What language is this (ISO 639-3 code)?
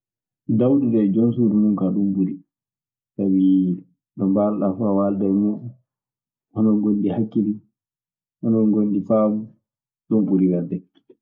ffm